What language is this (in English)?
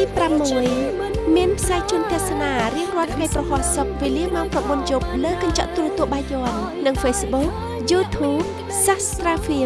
Vietnamese